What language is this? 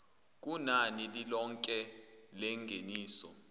Zulu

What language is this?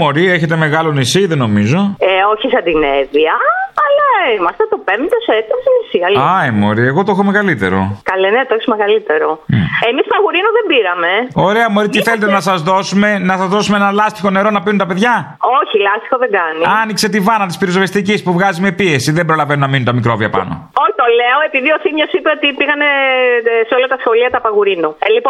Greek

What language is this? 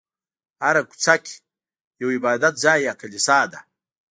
Pashto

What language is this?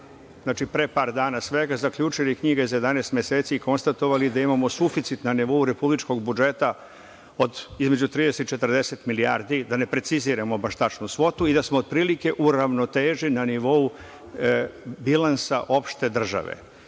Serbian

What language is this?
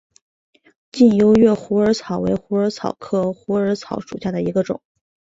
Chinese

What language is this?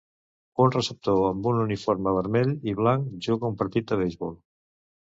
Catalan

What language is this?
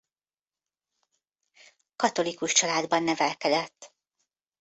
Hungarian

